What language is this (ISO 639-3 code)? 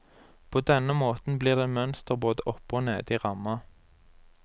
nor